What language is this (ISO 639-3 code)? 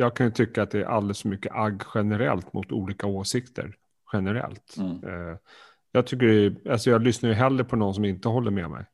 swe